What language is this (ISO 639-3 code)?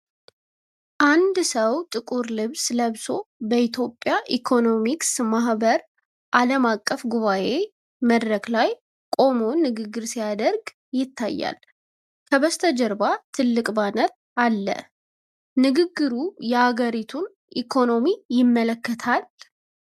amh